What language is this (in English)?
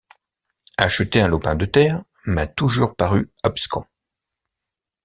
French